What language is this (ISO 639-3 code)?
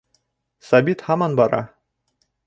bak